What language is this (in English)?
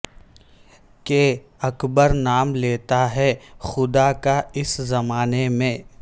Urdu